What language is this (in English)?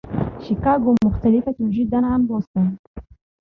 Arabic